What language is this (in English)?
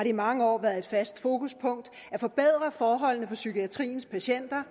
Danish